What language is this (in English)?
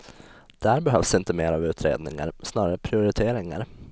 Swedish